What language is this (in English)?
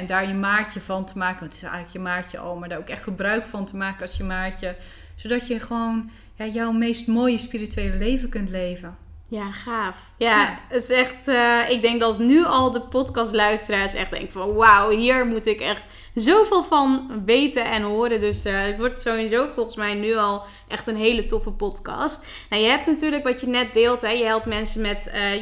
Dutch